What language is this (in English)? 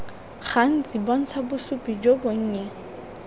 Tswana